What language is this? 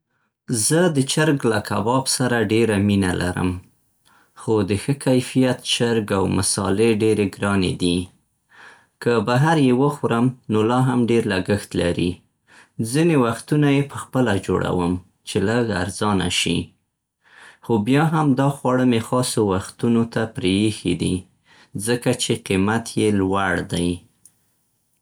Central Pashto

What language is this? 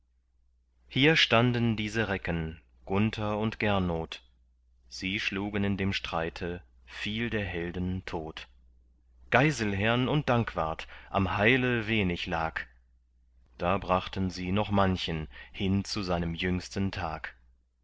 German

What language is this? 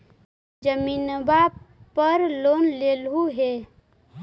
Magahi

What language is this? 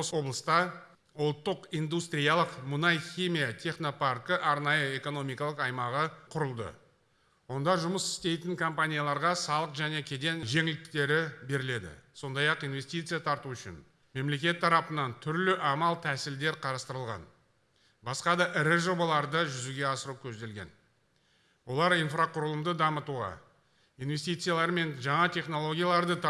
Russian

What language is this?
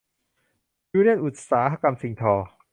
Thai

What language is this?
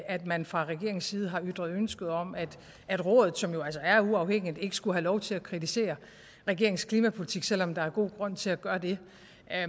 Danish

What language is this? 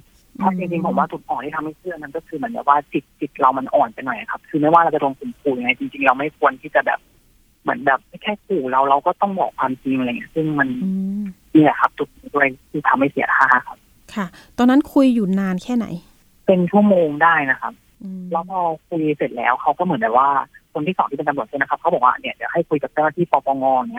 Thai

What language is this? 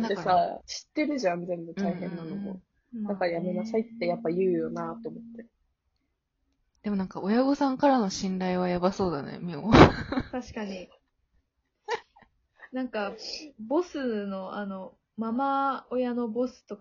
Japanese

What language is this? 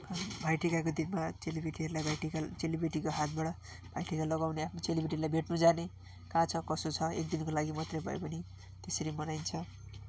Nepali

